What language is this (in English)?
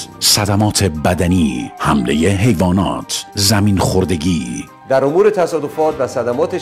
Persian